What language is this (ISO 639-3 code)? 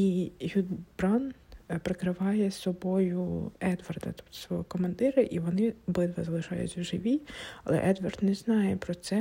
ukr